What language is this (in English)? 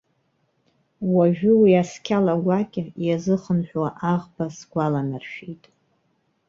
Abkhazian